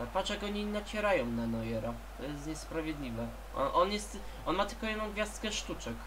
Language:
Polish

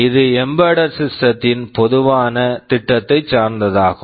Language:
Tamil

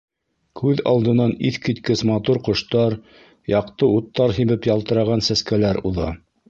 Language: Bashkir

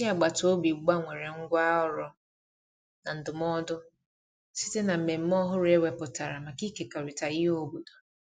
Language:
Igbo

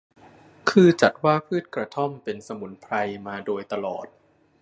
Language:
Thai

